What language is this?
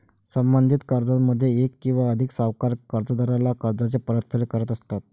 Marathi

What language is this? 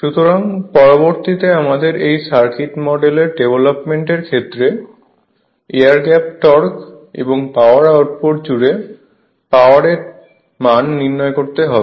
Bangla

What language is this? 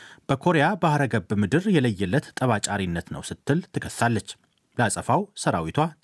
Amharic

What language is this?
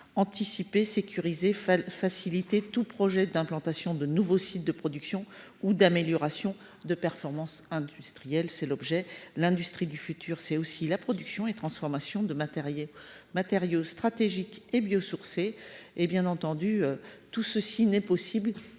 French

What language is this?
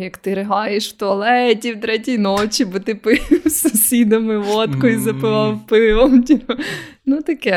Ukrainian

